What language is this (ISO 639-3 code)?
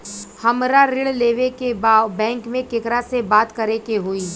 bho